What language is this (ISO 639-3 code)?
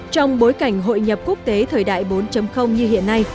vie